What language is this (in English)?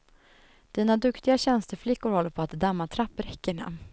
Swedish